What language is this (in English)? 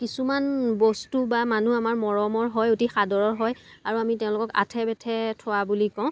Assamese